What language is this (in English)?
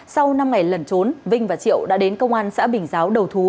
Vietnamese